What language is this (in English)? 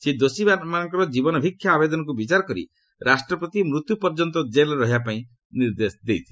Odia